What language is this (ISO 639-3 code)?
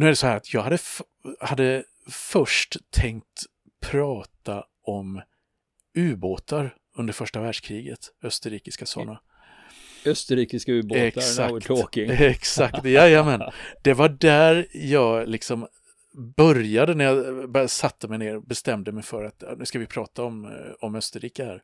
swe